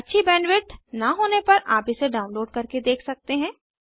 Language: Hindi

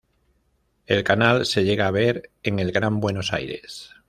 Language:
Spanish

